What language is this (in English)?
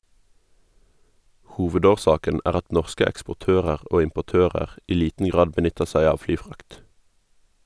Norwegian